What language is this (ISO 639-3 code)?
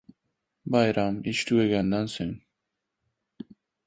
uzb